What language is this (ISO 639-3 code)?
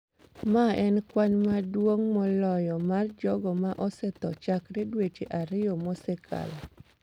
luo